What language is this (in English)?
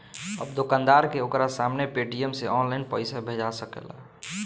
Bhojpuri